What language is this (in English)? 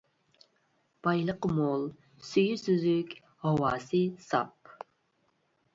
Uyghur